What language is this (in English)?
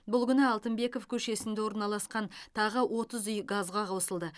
Kazakh